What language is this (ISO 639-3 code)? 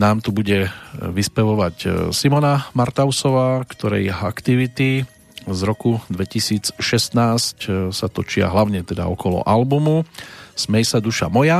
slk